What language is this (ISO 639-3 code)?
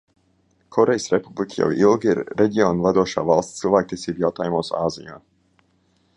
lav